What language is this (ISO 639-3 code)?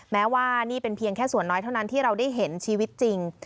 tha